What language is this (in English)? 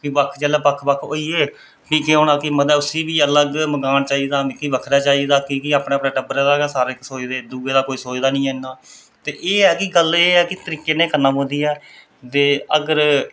Dogri